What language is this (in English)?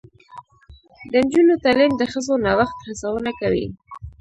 Pashto